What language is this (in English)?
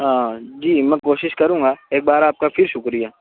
Urdu